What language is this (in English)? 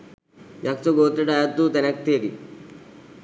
Sinhala